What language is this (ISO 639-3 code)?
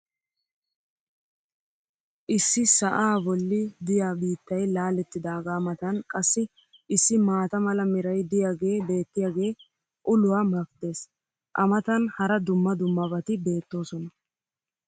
wal